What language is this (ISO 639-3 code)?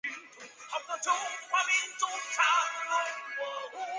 zho